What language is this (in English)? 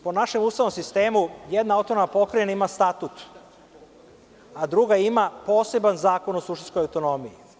Serbian